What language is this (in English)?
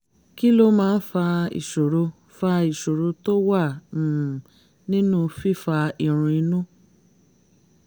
Yoruba